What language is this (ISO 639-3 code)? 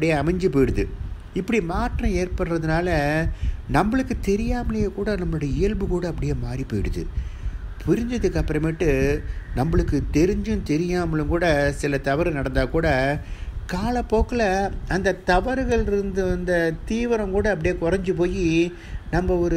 ind